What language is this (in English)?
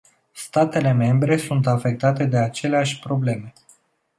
Romanian